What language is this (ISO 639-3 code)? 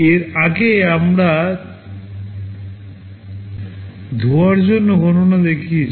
ben